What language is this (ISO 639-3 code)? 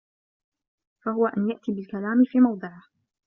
ara